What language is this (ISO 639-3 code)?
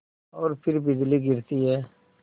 hin